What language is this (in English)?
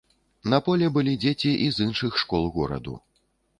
Belarusian